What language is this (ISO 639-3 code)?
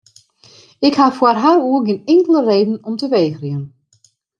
fry